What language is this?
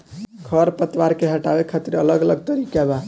Bhojpuri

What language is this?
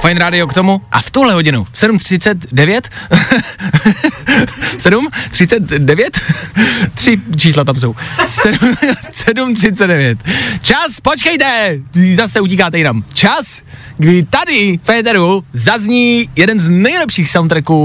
Czech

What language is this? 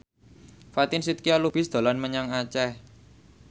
Javanese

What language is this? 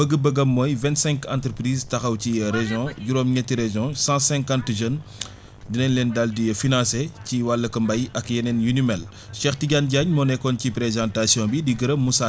Wolof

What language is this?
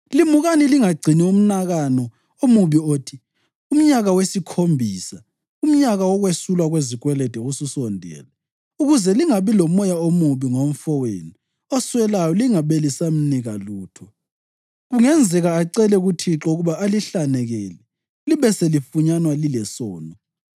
North Ndebele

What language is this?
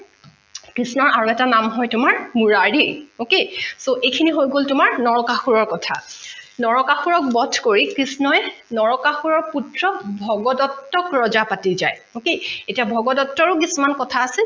Assamese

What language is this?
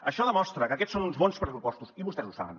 Catalan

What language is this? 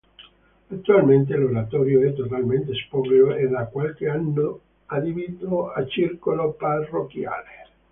Italian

